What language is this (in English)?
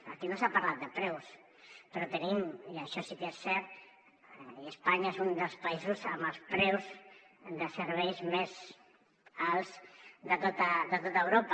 Catalan